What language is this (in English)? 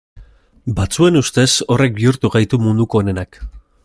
Basque